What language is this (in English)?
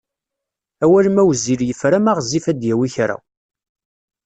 Kabyle